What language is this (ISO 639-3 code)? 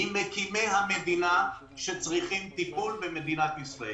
heb